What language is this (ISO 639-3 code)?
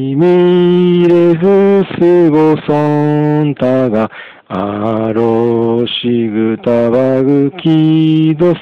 jpn